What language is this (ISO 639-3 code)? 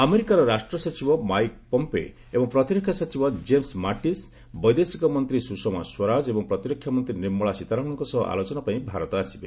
ori